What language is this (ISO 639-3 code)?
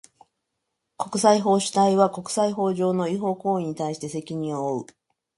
jpn